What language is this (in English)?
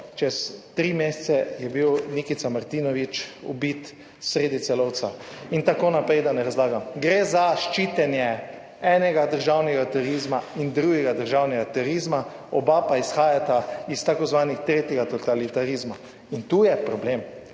Slovenian